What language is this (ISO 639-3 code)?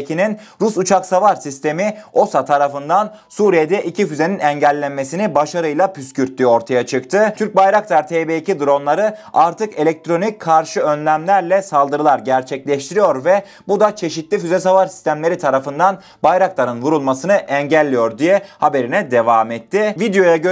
tur